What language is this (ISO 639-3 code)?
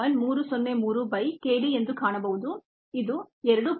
kan